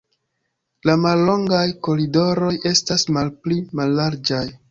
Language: Esperanto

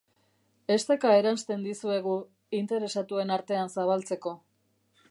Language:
Basque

